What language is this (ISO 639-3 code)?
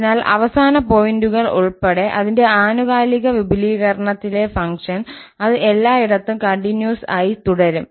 mal